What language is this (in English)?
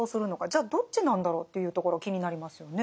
Japanese